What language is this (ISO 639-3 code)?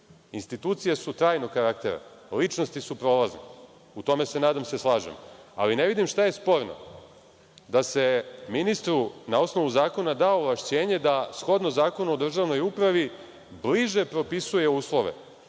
srp